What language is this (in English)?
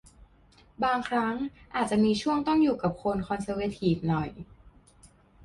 Thai